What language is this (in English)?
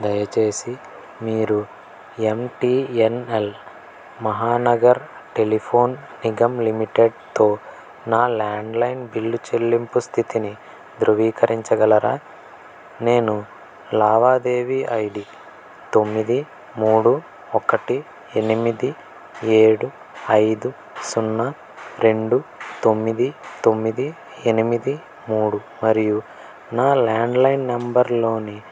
Telugu